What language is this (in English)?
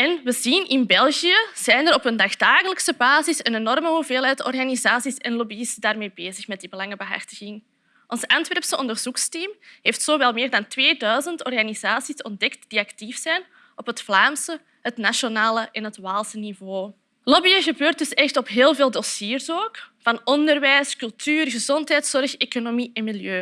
Dutch